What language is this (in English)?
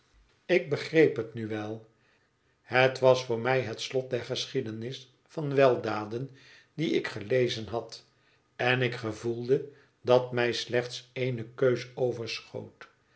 Dutch